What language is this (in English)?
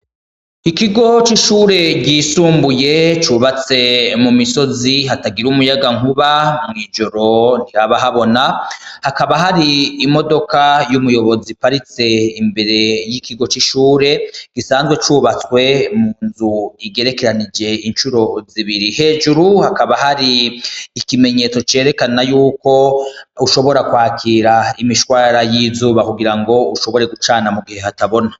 Rundi